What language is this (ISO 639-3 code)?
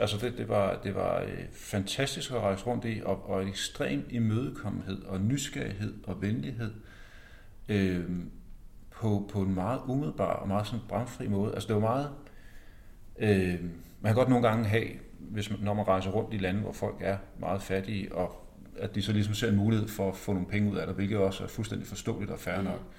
dan